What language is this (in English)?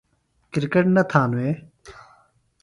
Phalura